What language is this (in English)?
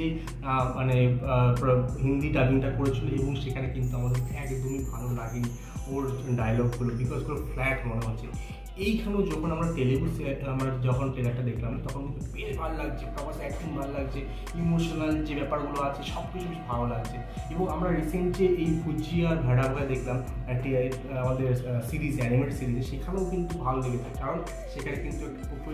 Bangla